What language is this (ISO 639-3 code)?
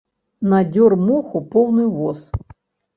bel